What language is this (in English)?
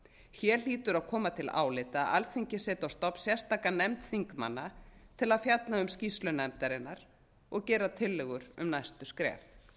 Icelandic